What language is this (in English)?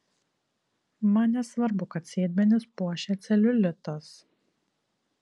Lithuanian